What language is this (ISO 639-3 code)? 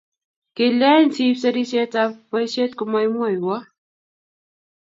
kln